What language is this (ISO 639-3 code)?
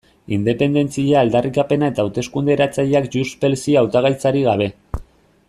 eus